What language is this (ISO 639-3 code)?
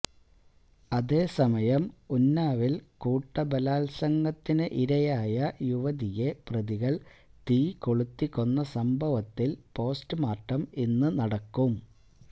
mal